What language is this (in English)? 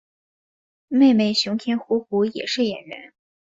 Chinese